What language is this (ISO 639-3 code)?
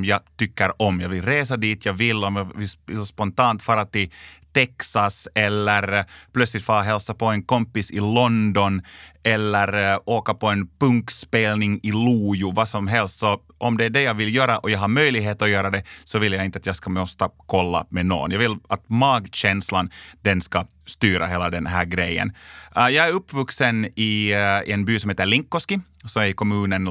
swe